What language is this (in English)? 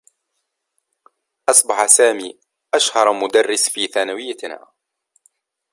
Arabic